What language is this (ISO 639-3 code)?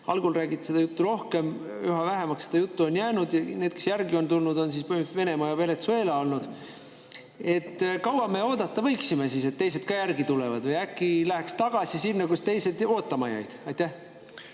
est